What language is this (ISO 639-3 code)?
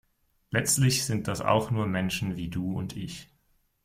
deu